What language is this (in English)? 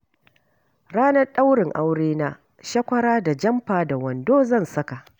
Hausa